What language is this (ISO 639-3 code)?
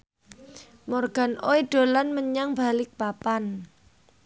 jav